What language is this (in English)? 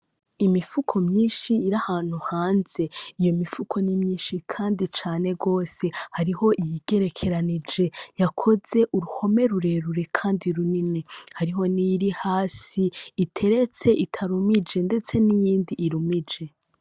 Rundi